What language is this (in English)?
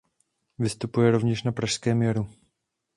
Czech